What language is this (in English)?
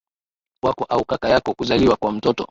Swahili